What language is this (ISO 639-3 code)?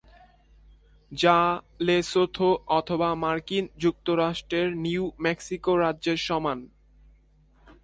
ben